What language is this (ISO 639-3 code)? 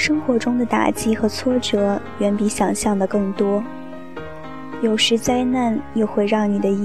zho